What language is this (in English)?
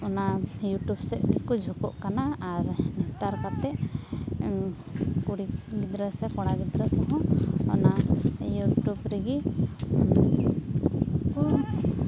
Santali